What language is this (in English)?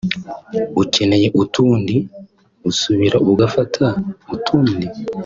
Kinyarwanda